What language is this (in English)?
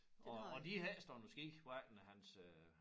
Danish